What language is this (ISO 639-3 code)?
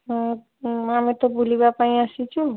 ori